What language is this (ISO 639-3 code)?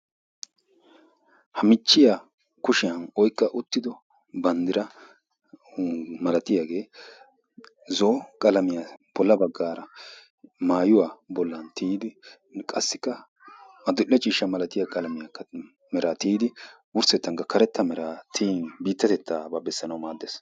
wal